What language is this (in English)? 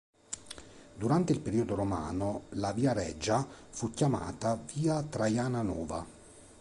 Italian